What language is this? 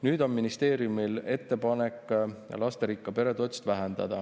Estonian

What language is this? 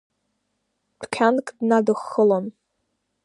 Abkhazian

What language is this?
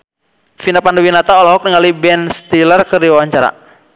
Sundanese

